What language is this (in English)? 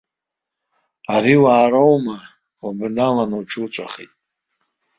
Abkhazian